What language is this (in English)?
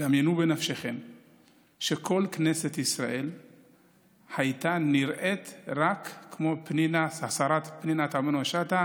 Hebrew